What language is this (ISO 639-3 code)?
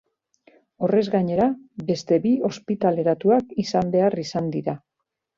eus